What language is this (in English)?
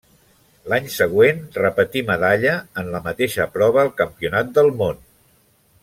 Catalan